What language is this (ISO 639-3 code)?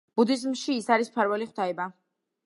kat